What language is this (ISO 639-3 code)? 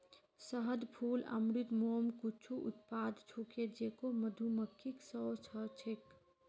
mag